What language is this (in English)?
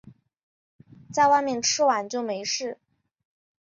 Chinese